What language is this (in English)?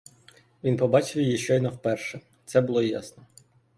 Ukrainian